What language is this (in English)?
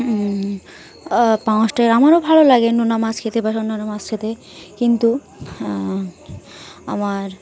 Bangla